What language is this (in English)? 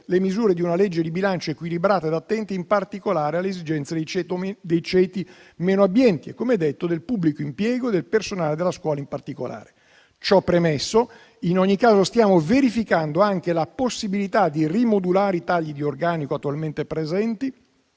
Italian